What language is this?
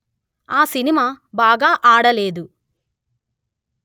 Telugu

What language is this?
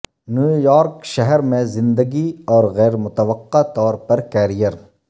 Urdu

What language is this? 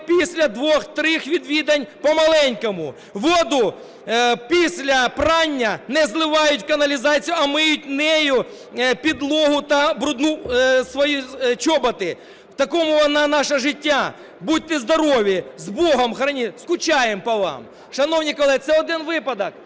Ukrainian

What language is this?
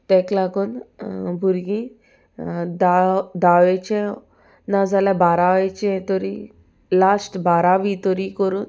Konkani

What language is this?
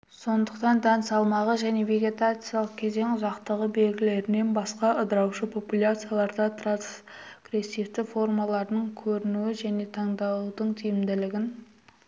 Kazakh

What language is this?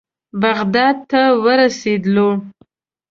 Pashto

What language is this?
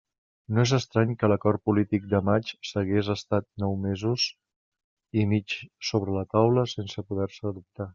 Catalan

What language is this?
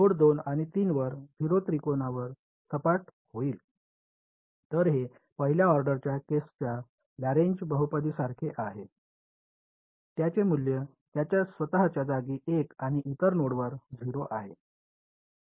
Marathi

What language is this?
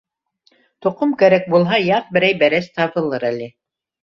Bashkir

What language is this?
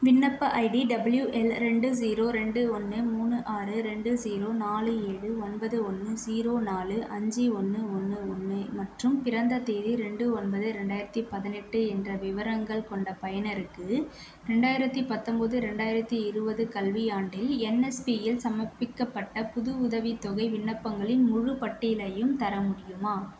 Tamil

